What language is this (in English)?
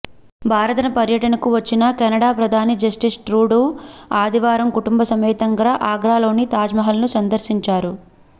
Telugu